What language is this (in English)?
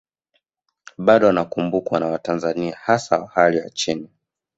Swahili